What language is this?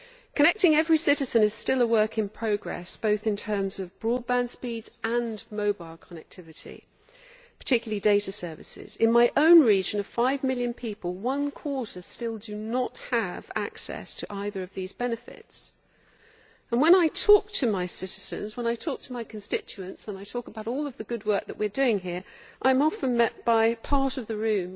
English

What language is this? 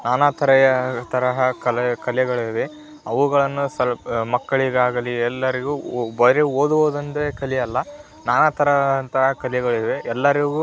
Kannada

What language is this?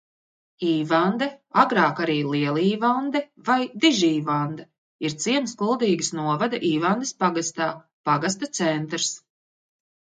Latvian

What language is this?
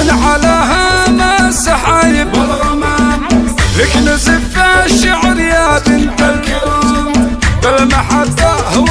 Arabic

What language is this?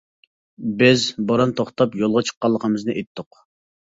Uyghur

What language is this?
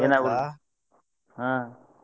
Kannada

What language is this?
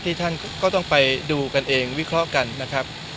Thai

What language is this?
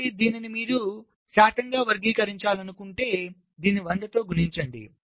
Telugu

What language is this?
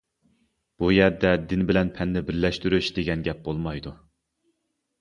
Uyghur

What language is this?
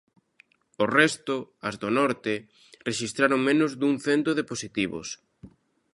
Galician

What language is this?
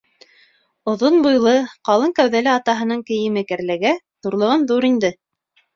Bashkir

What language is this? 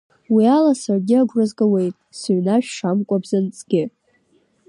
Abkhazian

